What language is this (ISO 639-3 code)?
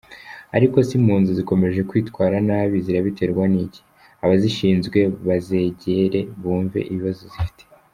kin